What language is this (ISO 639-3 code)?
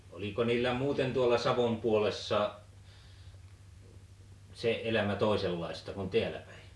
fin